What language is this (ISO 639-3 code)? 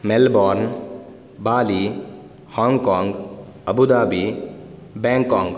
san